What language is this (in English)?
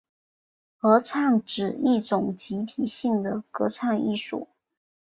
Chinese